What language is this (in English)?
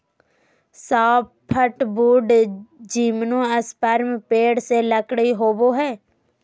Magahi